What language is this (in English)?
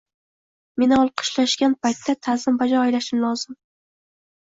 Uzbek